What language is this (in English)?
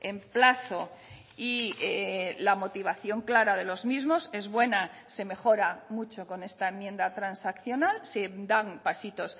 Spanish